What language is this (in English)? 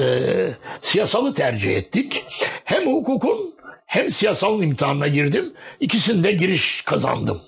Turkish